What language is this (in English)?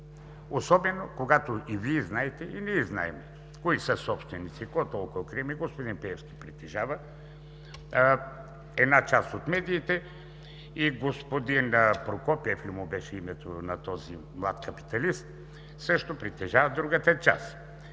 Bulgarian